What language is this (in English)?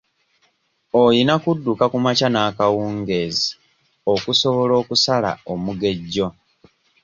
Ganda